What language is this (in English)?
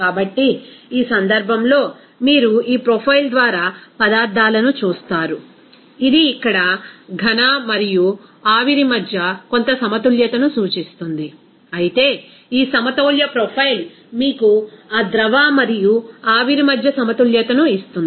Telugu